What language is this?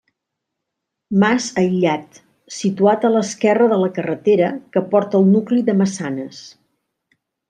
Catalan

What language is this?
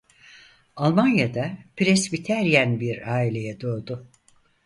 Turkish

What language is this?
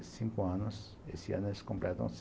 Portuguese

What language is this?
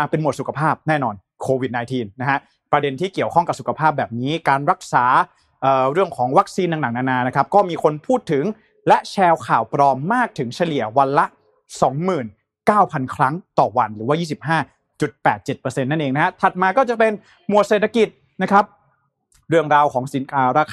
Thai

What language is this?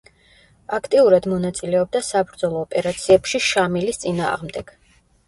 Georgian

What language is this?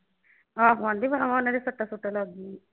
Punjabi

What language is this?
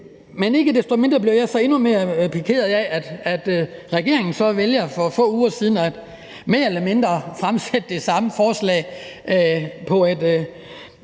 Danish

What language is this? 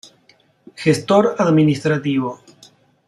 Spanish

